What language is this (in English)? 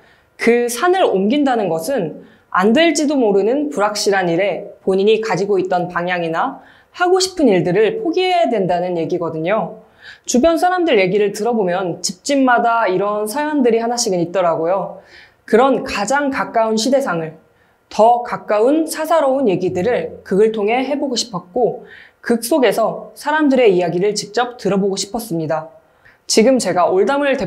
Korean